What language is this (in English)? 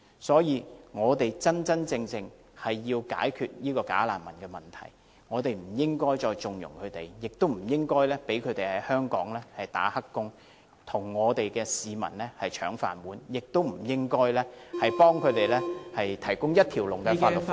Cantonese